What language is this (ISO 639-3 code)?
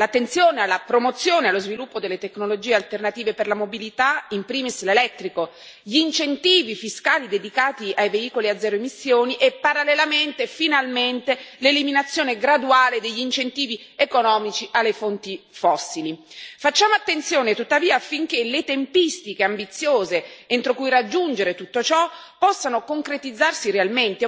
ita